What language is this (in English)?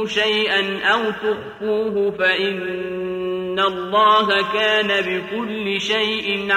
Arabic